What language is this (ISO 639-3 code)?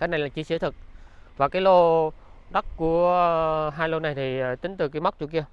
vie